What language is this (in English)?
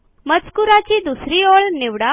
Marathi